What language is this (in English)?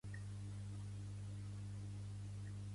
Catalan